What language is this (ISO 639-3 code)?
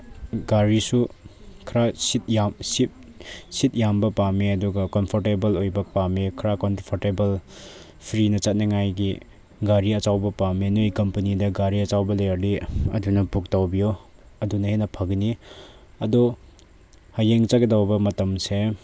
mni